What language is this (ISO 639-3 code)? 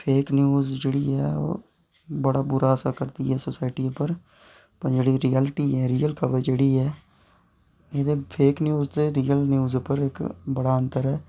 doi